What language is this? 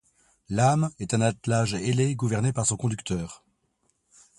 French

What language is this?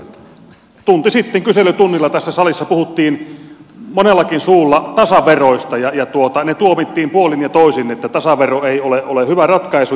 Finnish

